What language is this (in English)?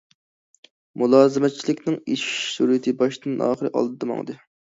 Uyghur